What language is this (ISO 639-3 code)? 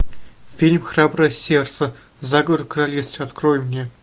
rus